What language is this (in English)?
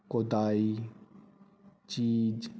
Punjabi